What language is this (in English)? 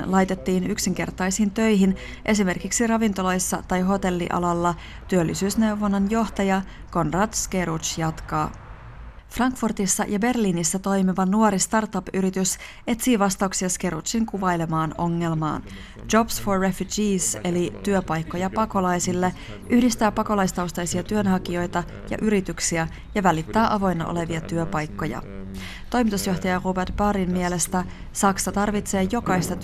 Finnish